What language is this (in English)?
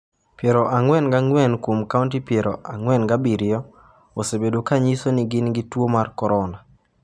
Luo (Kenya and Tanzania)